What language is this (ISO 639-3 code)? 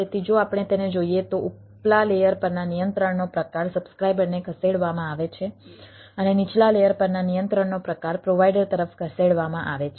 guj